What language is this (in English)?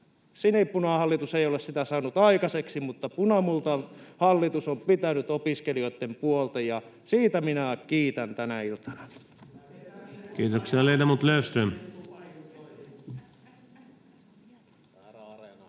Finnish